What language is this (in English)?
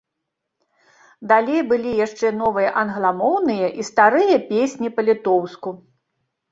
Belarusian